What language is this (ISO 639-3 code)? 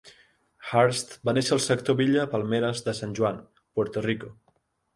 cat